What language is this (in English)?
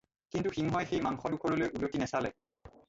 Assamese